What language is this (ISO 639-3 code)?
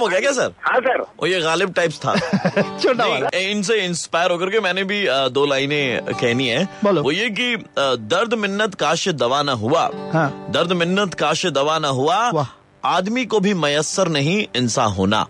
hin